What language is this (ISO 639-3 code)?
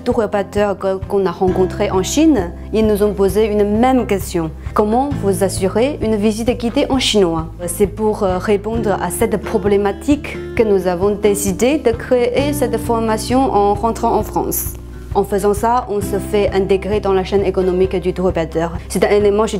fra